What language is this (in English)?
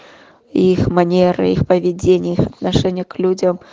Russian